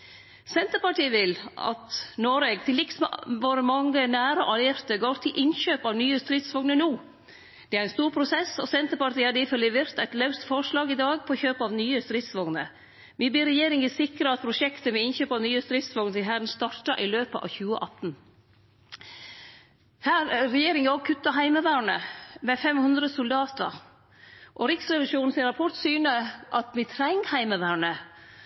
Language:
Norwegian Nynorsk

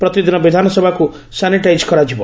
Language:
Odia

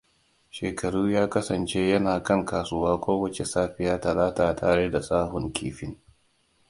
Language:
Hausa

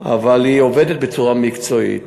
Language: Hebrew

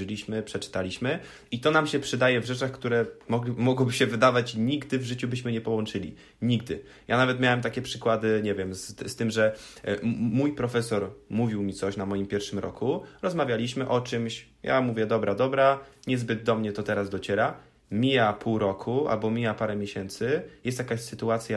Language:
Polish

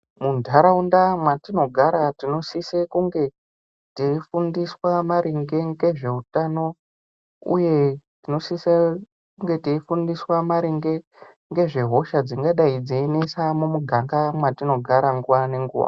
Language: Ndau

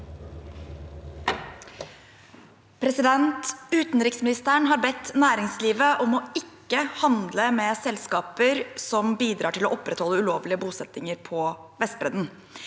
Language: Norwegian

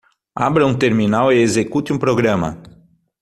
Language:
Portuguese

